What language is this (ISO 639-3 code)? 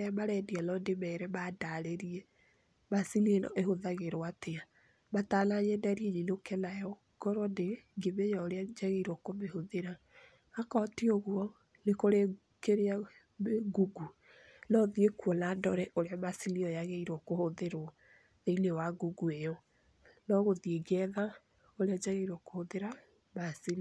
kik